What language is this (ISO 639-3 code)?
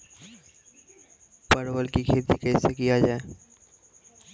mai